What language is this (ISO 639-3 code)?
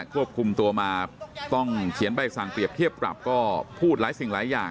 tha